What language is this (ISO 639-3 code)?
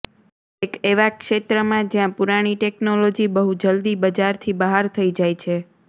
guj